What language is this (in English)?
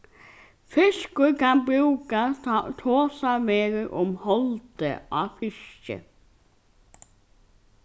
Faroese